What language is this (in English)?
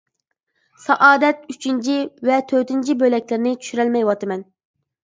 Uyghur